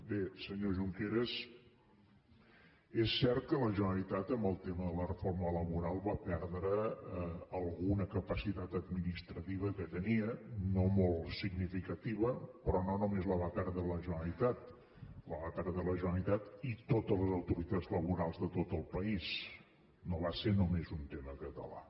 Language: Catalan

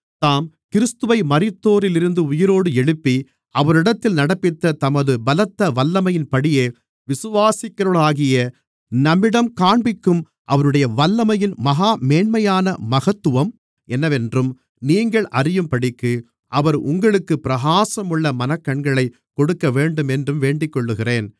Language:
Tamil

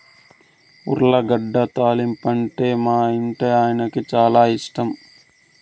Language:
Telugu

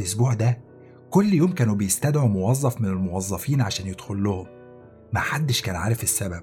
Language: Arabic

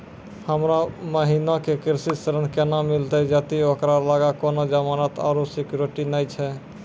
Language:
Maithili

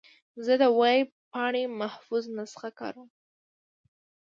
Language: Pashto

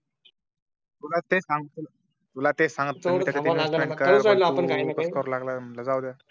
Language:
Marathi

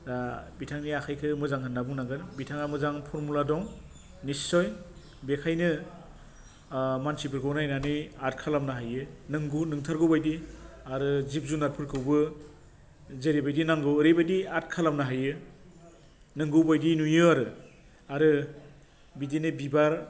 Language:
Bodo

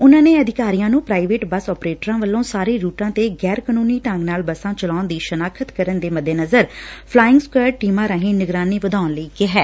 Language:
Punjabi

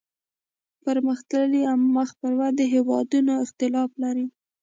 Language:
Pashto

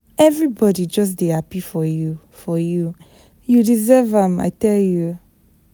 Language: Nigerian Pidgin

